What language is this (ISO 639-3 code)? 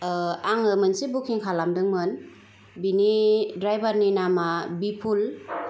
brx